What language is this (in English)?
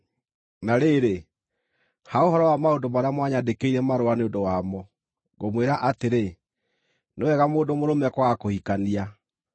Kikuyu